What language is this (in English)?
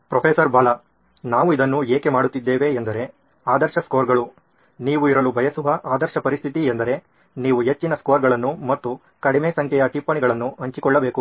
Kannada